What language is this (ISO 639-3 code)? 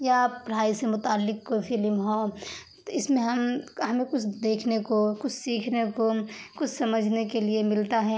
urd